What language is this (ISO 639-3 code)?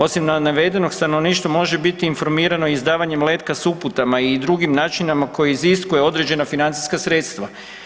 hrv